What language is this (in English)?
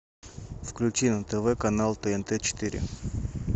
Russian